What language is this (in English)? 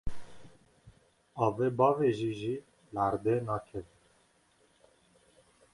Kurdish